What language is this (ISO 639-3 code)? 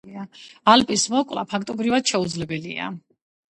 kat